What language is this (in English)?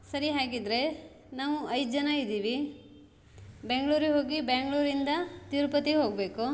Kannada